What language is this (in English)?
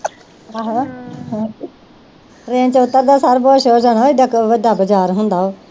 Punjabi